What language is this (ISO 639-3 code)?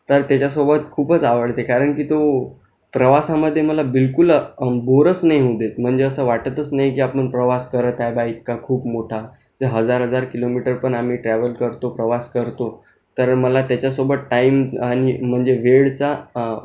mar